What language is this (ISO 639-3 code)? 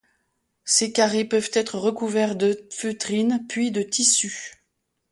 fra